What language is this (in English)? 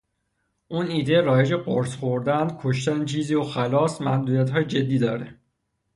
Persian